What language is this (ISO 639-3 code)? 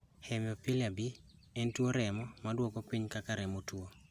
luo